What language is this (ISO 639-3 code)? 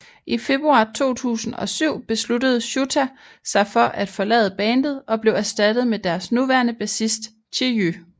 dan